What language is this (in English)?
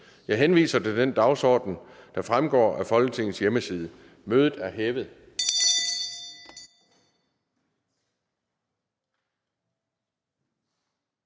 Danish